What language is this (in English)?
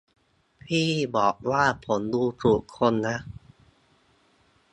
Thai